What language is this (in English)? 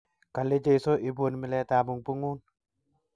Kalenjin